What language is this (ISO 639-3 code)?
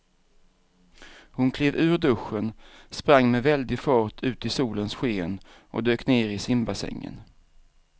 swe